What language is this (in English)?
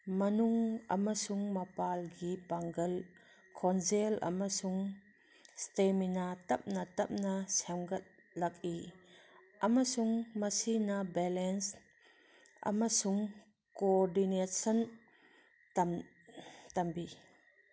Manipuri